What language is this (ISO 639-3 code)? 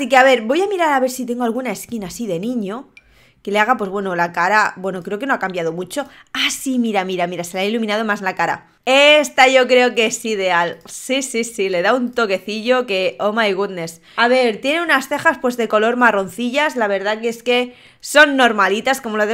spa